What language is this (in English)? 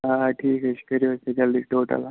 Kashmiri